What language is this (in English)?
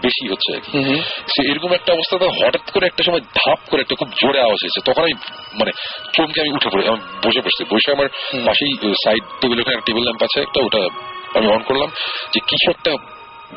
Bangla